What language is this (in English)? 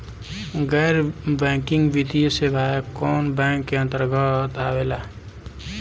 Bhojpuri